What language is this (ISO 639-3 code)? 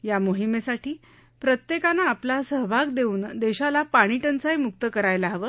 mar